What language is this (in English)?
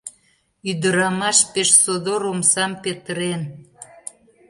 Mari